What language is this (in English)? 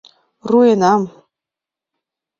Mari